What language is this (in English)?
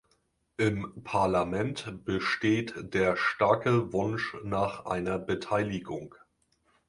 German